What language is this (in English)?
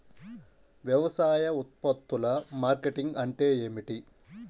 Telugu